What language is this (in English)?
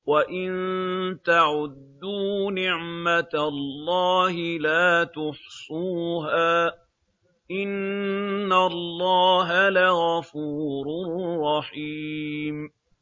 Arabic